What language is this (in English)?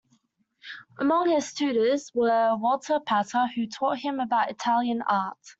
English